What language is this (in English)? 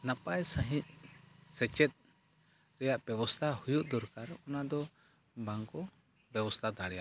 Santali